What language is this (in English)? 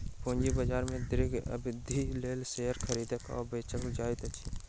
Maithili